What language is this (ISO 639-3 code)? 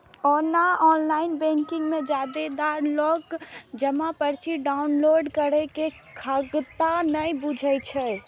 mai